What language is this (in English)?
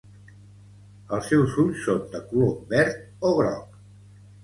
Catalan